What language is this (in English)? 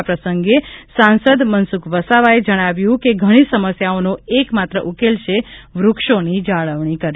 Gujarati